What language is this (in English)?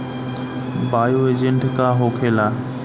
Bhojpuri